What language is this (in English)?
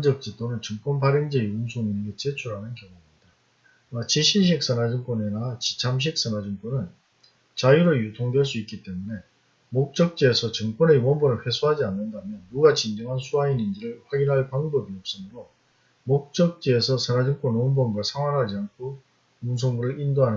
Korean